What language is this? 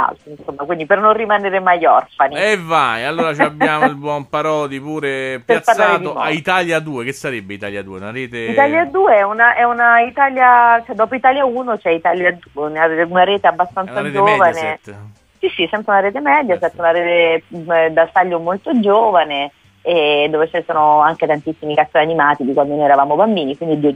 Italian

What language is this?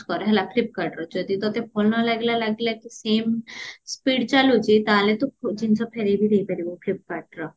Odia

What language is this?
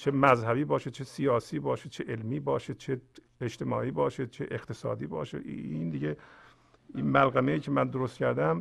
Persian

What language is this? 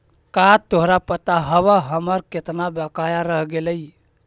Magahi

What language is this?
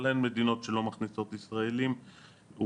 Hebrew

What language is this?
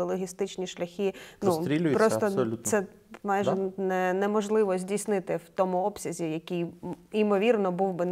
Ukrainian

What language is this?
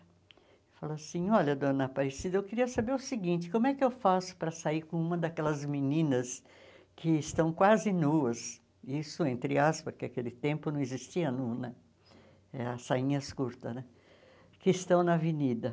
Portuguese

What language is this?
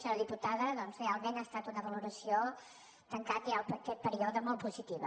Catalan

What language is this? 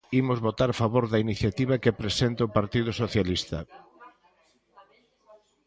Galician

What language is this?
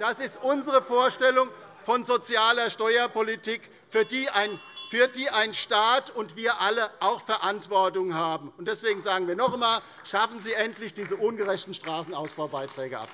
German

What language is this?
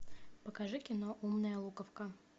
Russian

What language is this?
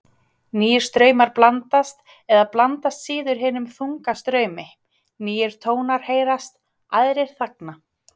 Icelandic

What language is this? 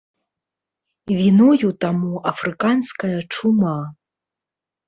Belarusian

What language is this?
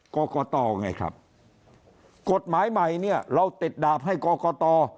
Thai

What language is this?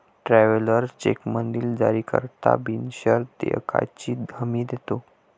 Marathi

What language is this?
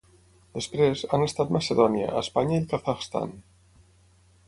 Catalan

